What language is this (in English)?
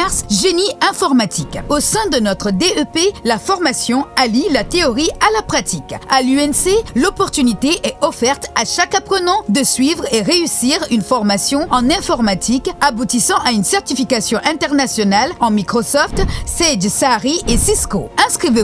French